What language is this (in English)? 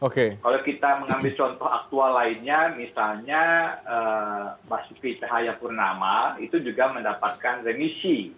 Indonesian